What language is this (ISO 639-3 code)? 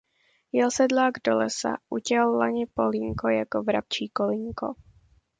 ces